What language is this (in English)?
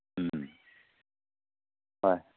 Manipuri